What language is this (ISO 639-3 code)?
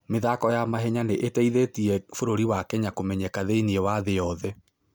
kik